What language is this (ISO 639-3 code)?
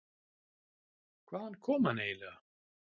isl